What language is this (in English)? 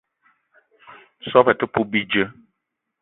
Eton (Cameroon)